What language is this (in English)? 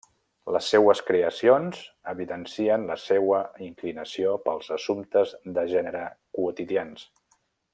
Catalan